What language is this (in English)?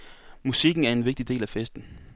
Danish